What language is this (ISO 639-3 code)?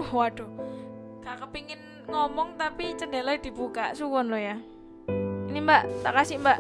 ind